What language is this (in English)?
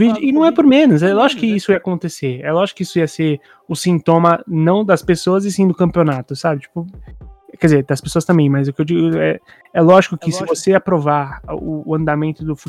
Portuguese